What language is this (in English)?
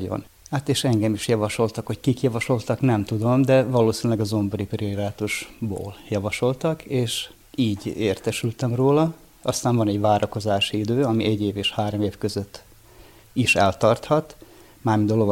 Hungarian